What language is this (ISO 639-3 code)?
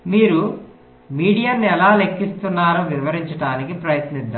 tel